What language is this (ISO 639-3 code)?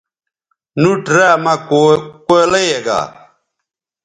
btv